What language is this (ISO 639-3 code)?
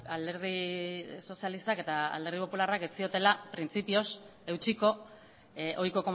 eus